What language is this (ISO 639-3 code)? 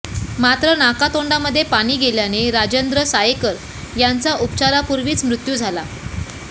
mar